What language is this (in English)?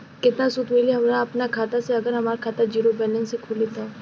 Bhojpuri